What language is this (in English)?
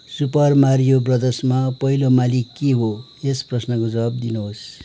Nepali